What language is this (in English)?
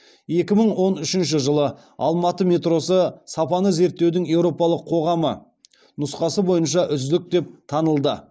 Kazakh